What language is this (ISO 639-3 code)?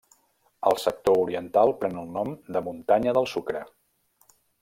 cat